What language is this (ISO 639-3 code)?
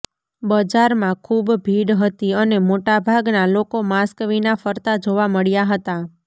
guj